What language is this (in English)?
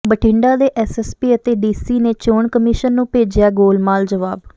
Punjabi